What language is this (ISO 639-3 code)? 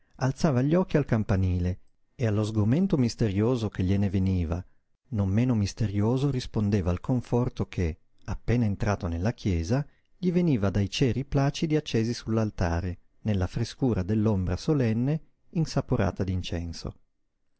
ita